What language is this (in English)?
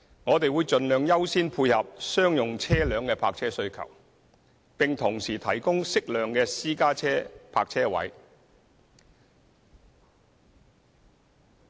Cantonese